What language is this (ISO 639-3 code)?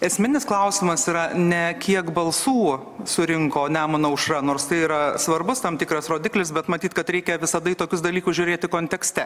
lit